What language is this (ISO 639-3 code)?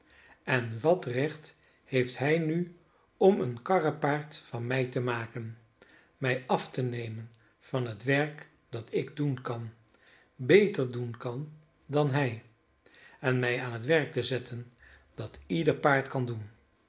nld